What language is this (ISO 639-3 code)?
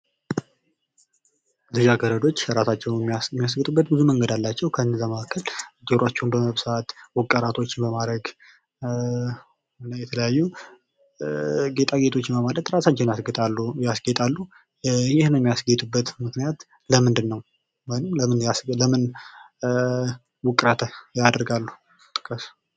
amh